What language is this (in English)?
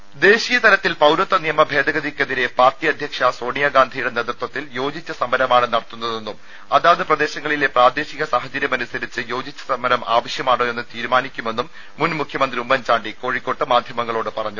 Malayalam